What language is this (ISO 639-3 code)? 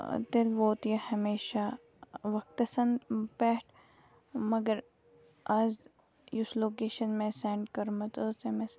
kas